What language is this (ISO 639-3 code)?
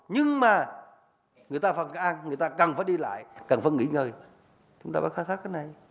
vie